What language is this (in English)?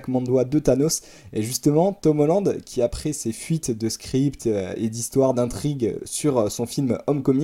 French